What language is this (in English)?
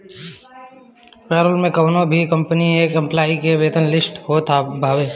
Bhojpuri